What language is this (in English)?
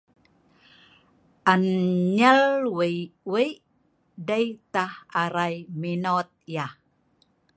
Sa'ban